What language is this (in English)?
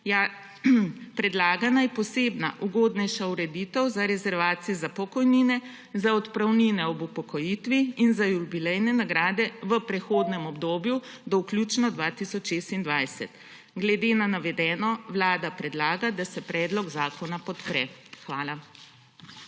Slovenian